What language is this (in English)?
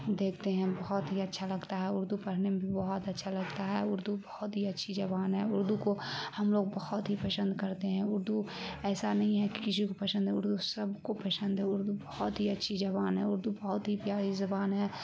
Urdu